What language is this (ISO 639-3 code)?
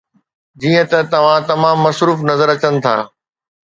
snd